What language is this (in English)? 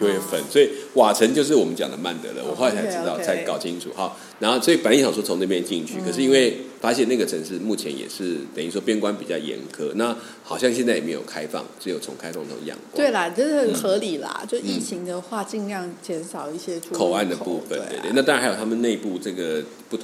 Chinese